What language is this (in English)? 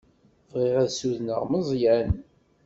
Kabyle